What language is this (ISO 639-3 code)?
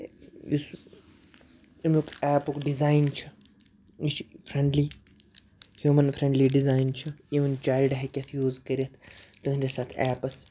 kas